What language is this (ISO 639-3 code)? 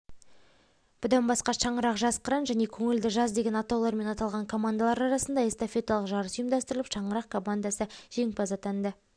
kaz